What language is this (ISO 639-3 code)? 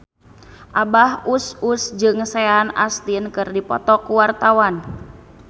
sun